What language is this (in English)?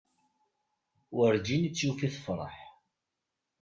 Kabyle